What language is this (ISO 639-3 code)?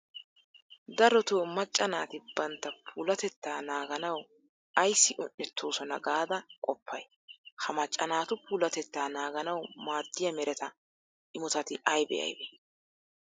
wal